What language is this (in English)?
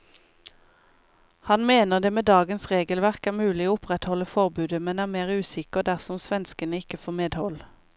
Norwegian